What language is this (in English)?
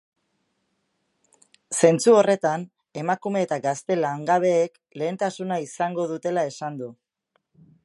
Basque